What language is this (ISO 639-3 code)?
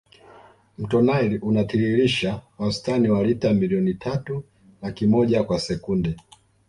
swa